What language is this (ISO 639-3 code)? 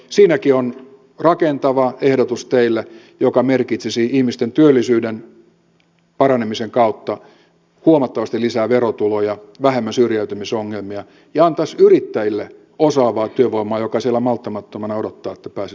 fin